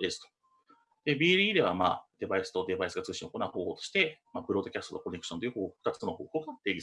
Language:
Japanese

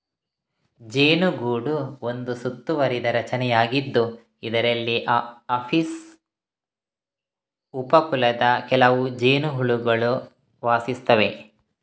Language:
Kannada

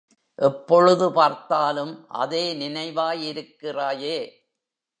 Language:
Tamil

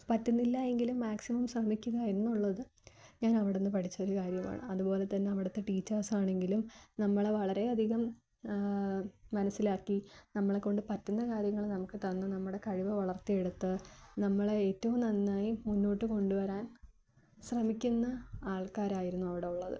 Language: Malayalam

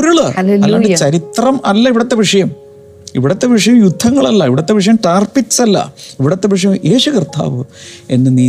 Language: Malayalam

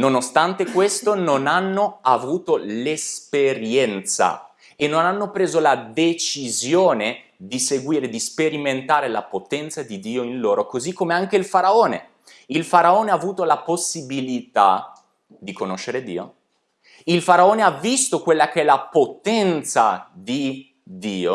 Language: Italian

